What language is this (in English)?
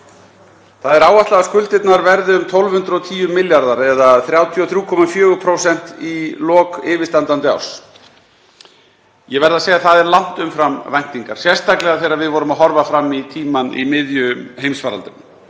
Icelandic